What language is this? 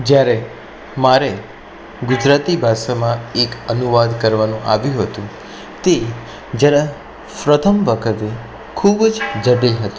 Gujarati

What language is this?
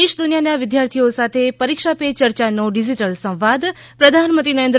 Gujarati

